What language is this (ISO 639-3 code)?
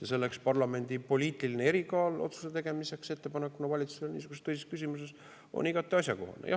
est